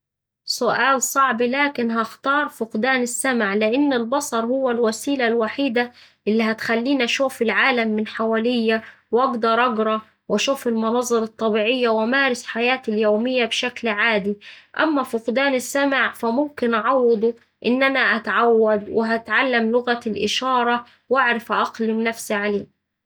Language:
Saidi Arabic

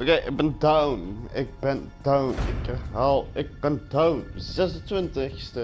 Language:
Dutch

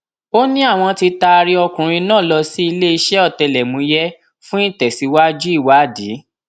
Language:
Yoruba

